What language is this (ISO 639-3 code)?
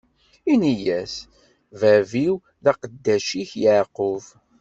kab